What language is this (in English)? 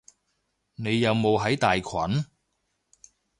Cantonese